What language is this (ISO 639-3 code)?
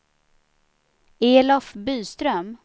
swe